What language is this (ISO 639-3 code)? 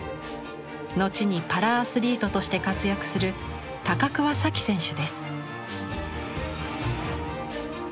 jpn